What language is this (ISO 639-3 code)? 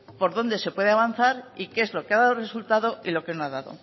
spa